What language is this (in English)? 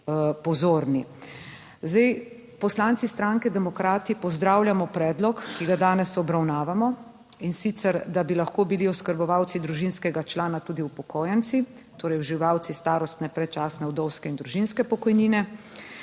Slovenian